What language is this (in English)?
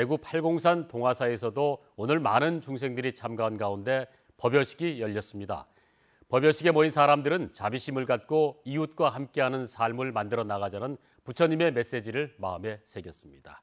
Korean